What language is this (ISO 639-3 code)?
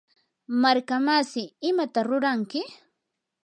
qur